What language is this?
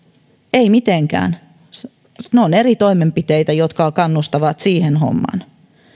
Finnish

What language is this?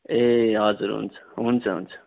Nepali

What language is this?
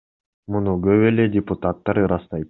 Kyrgyz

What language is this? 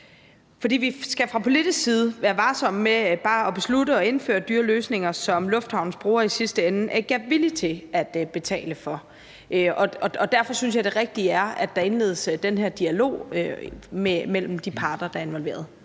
Danish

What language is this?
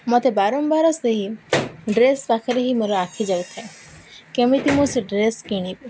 Odia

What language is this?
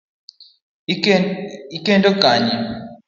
Luo (Kenya and Tanzania)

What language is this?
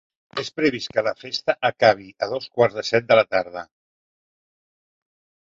Catalan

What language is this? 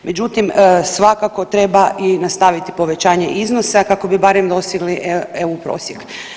Croatian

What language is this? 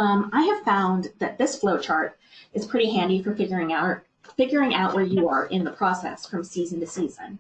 English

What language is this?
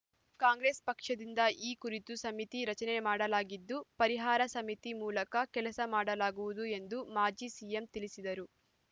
Kannada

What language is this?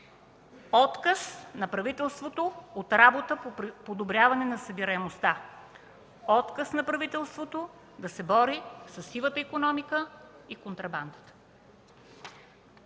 Bulgarian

